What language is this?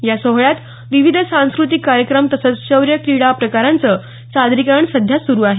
Marathi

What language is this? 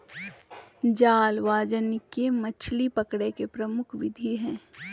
Magahi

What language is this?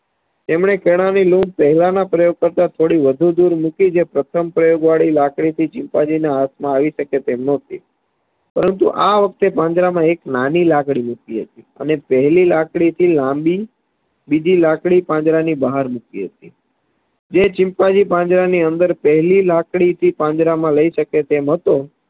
Gujarati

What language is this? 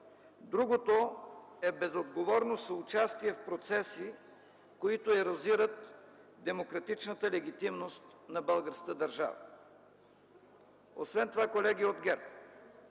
Bulgarian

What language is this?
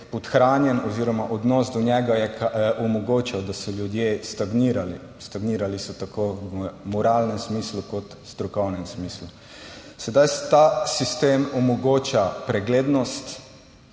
Slovenian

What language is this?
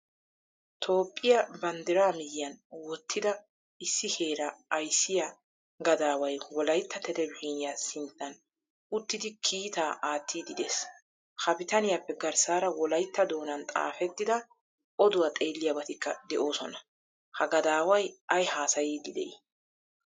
Wolaytta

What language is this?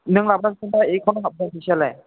Bodo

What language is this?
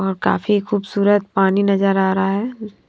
Hindi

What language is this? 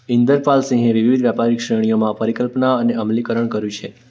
Gujarati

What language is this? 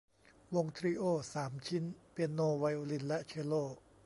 Thai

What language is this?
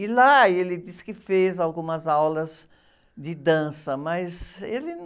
Portuguese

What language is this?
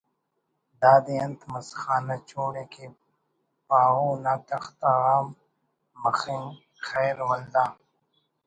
Brahui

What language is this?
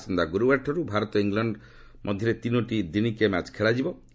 Odia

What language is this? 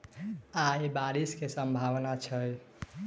Maithili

